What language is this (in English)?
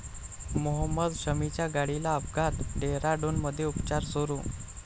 Marathi